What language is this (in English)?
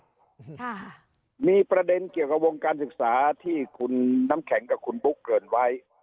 Thai